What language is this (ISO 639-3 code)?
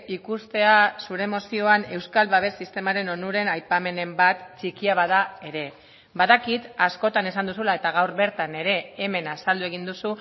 eus